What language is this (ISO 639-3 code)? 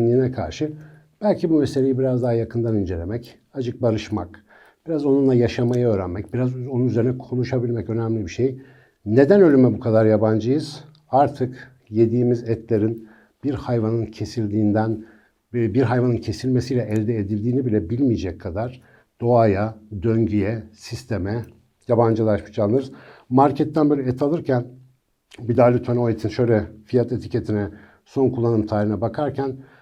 tur